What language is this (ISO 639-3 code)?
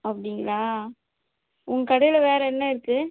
tam